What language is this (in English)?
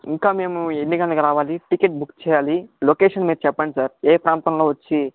Telugu